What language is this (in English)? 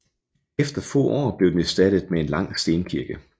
Danish